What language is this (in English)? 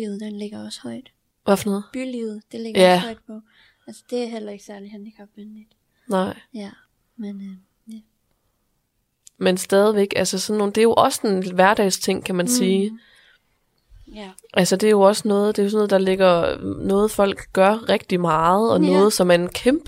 Danish